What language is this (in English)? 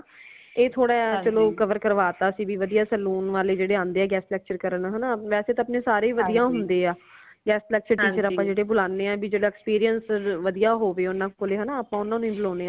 Punjabi